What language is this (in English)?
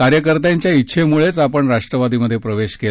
Marathi